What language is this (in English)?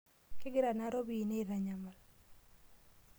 Masai